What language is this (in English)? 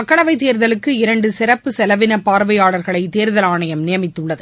Tamil